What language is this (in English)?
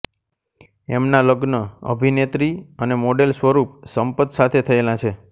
Gujarati